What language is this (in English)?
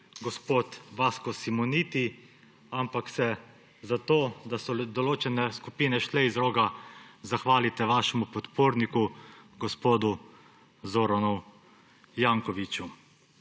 Slovenian